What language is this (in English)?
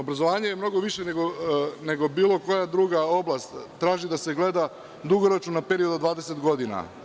Serbian